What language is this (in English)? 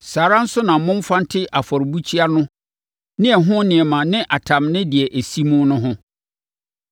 Akan